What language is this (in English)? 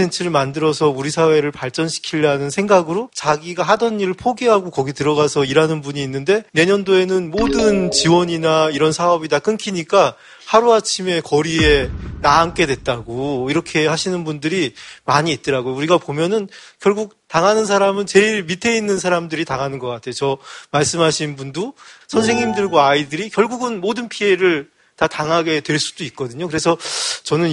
Korean